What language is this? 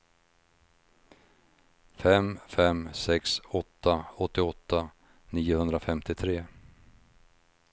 Swedish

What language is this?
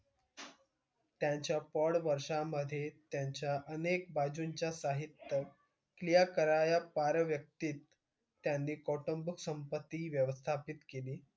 Marathi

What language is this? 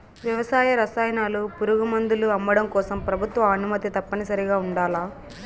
Telugu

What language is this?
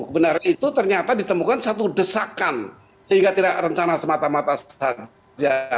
Indonesian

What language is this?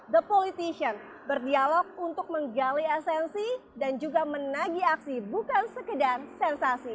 Indonesian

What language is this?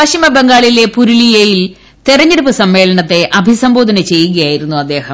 Malayalam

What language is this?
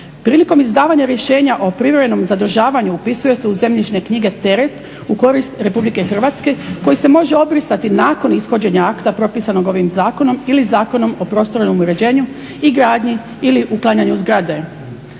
Croatian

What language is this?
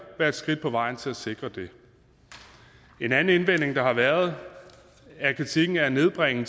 Danish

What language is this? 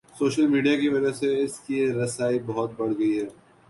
Urdu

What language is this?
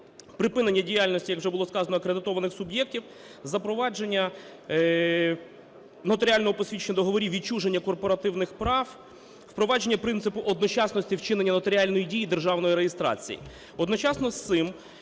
Ukrainian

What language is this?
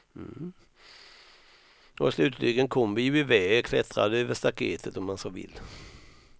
Swedish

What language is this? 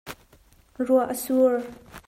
Hakha Chin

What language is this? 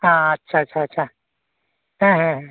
Santali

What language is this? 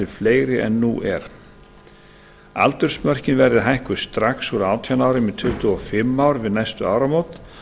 Icelandic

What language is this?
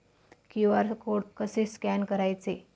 Marathi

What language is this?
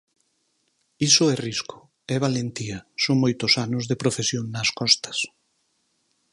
Galician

